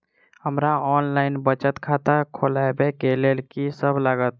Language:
Maithili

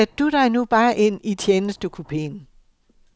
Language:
Danish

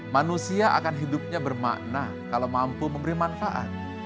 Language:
Indonesian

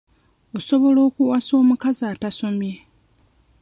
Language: Ganda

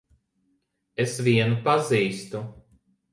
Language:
Latvian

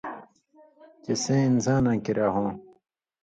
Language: Indus Kohistani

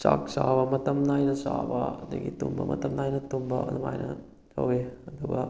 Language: Manipuri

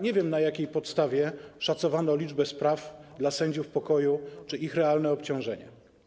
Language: Polish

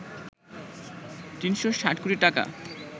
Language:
Bangla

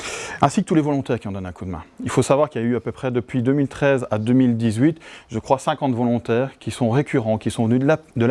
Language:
French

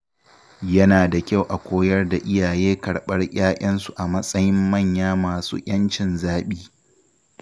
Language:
Hausa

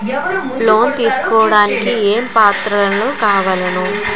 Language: Telugu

